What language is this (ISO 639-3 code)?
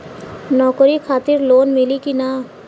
bho